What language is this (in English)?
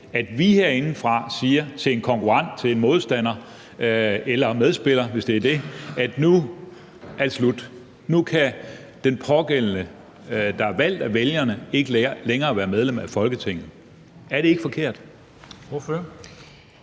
Danish